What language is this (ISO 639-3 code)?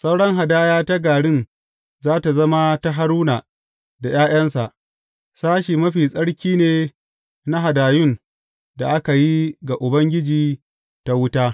hau